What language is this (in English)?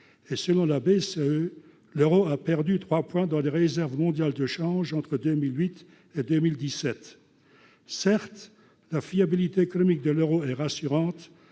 French